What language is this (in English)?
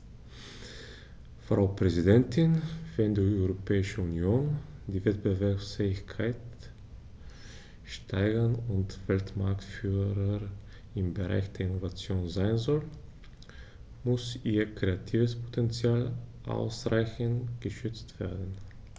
German